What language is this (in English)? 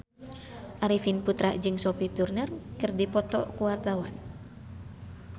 Sundanese